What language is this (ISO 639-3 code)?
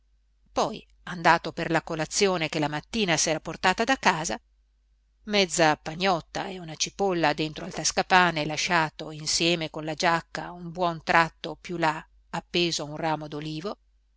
ita